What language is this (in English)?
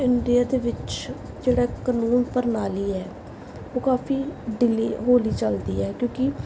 Punjabi